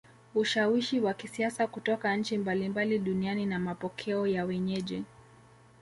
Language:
Swahili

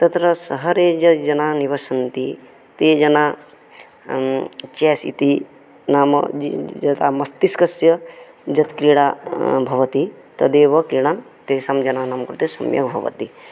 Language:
Sanskrit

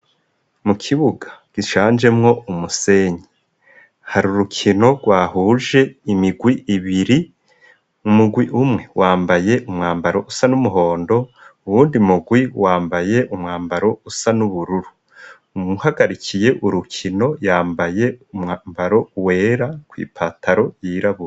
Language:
Rundi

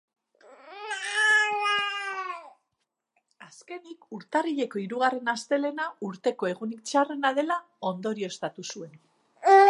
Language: Basque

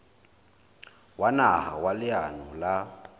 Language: Southern Sotho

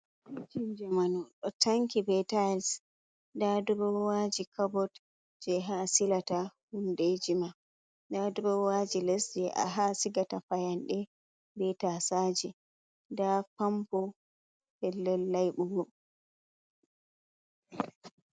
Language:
Fula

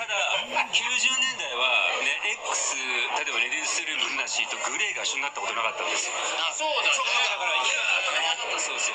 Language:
Japanese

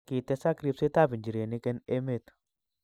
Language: Kalenjin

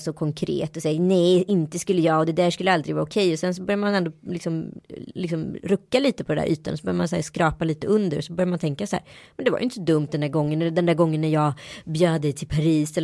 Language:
Swedish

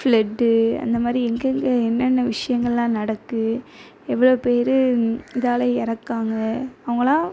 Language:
Tamil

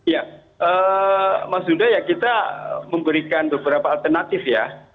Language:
Indonesian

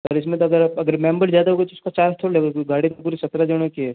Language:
Hindi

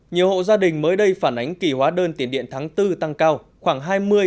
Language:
Vietnamese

